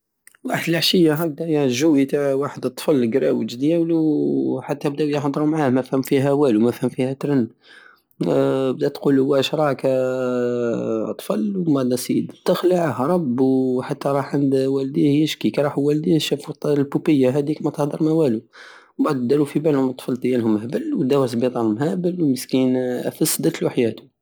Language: Algerian Saharan Arabic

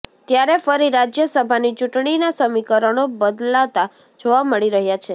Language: Gujarati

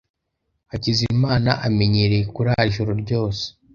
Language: Kinyarwanda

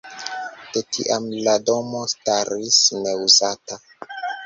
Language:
Esperanto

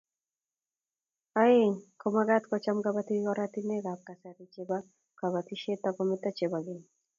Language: Kalenjin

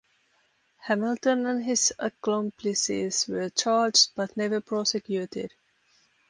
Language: English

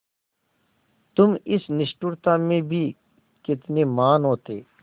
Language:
Hindi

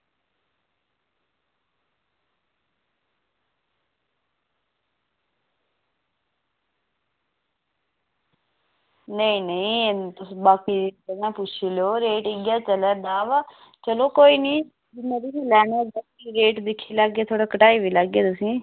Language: Dogri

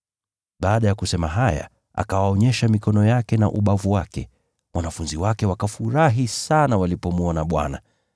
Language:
Swahili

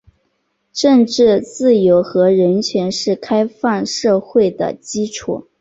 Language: Chinese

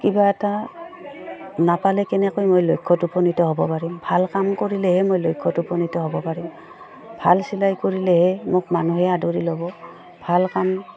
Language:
Assamese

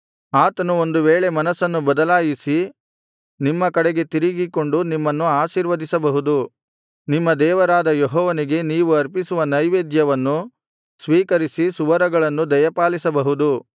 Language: Kannada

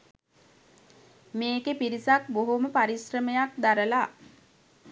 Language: Sinhala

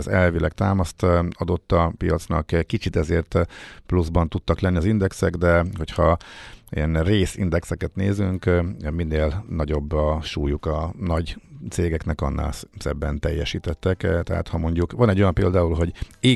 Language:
Hungarian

